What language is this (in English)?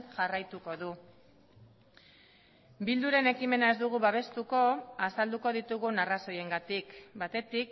Basque